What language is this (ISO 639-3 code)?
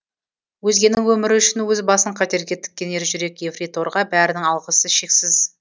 kaz